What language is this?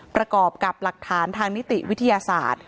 Thai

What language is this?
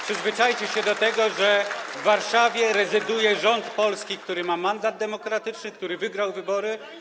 Polish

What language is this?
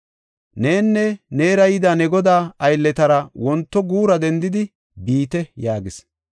Gofa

